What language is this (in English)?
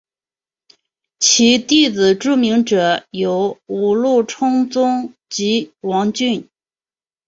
Chinese